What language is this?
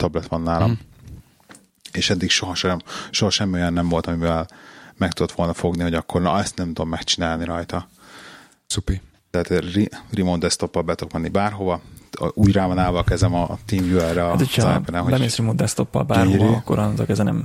Hungarian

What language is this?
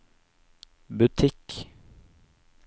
Norwegian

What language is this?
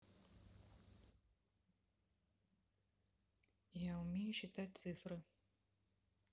Russian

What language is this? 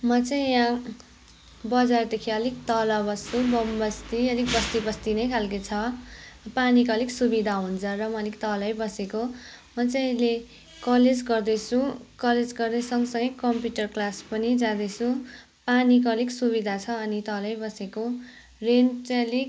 Nepali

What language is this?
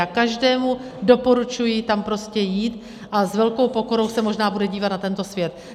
Czech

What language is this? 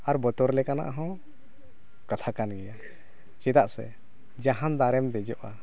Santali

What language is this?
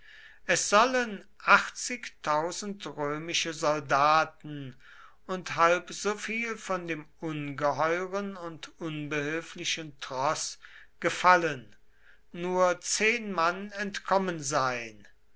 German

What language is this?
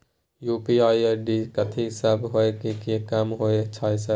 Maithili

